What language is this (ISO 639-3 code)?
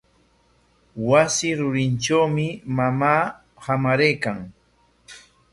qwa